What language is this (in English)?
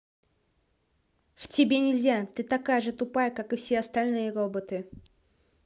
Russian